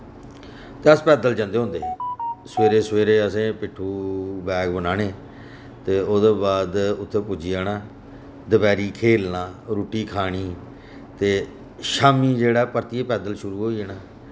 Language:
Dogri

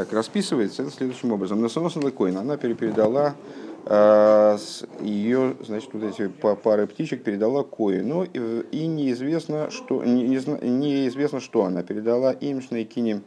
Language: Russian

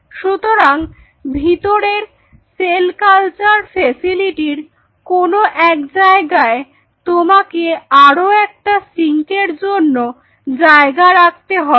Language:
Bangla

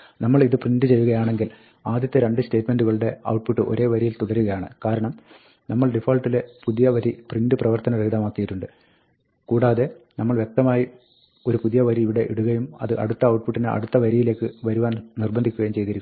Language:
Malayalam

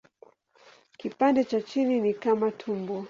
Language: Swahili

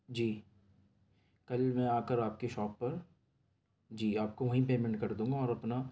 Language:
Urdu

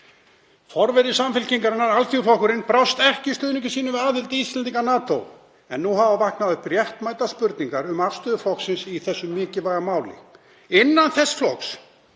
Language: Icelandic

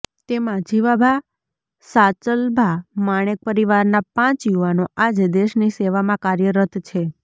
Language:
Gujarati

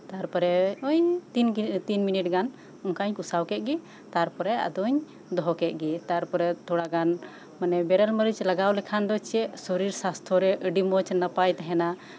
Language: Santali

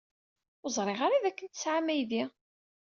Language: Kabyle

